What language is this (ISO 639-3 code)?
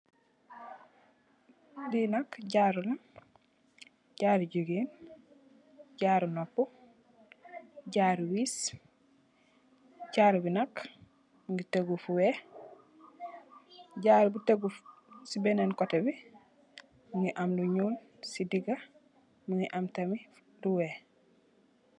wol